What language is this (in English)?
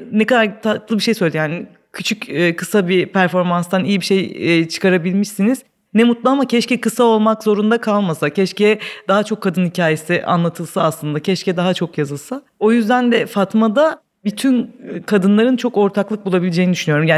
Turkish